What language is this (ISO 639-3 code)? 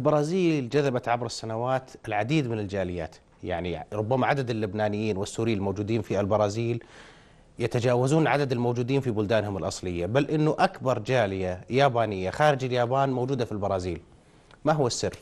ara